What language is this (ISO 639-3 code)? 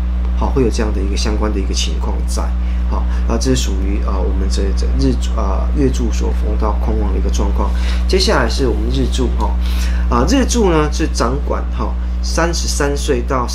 zho